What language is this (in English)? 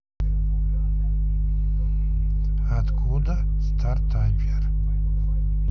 Russian